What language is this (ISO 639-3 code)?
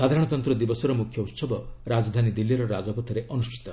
ori